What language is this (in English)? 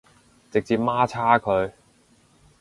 Cantonese